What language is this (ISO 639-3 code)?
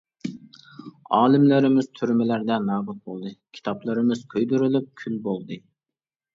uig